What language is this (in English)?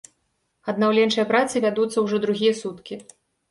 Belarusian